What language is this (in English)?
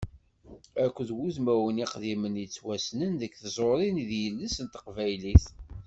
Kabyle